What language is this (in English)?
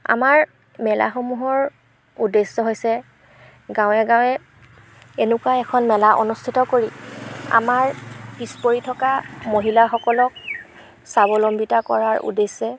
Assamese